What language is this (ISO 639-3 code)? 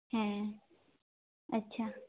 sat